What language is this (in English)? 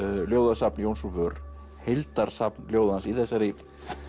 Icelandic